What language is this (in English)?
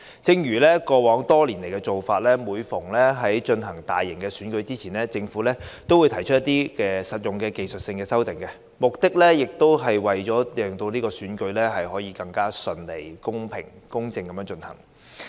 Cantonese